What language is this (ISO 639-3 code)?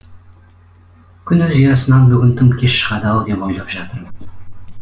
kaz